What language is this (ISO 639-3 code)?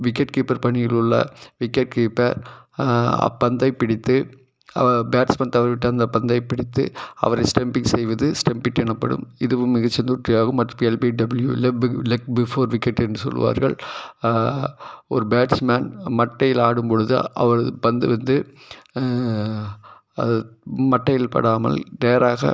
tam